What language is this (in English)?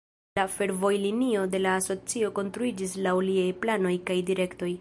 Esperanto